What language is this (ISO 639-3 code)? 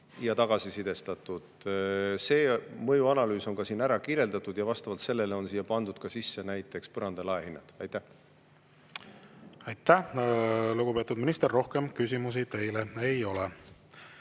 est